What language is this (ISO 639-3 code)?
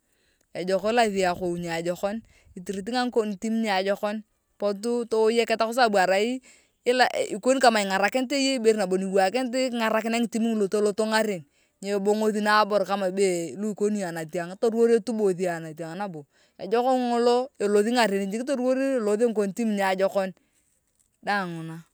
tuv